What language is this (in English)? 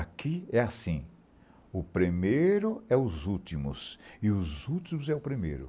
Portuguese